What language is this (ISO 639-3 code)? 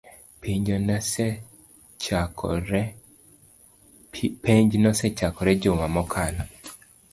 luo